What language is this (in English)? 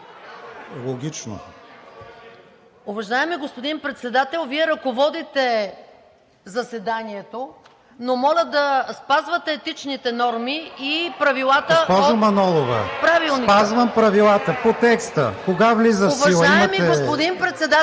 Bulgarian